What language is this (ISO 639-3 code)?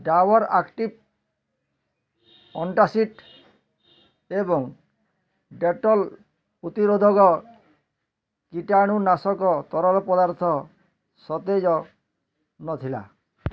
ori